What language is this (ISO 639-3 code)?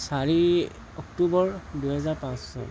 asm